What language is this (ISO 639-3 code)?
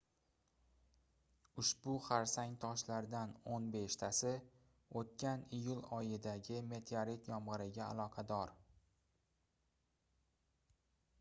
uzb